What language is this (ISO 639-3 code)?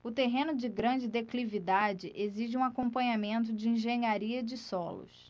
por